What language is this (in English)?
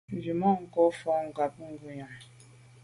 Medumba